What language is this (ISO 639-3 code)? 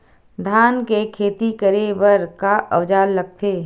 hne